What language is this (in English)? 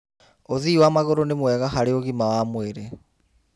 Kikuyu